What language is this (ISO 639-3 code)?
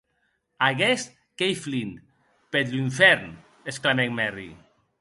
oci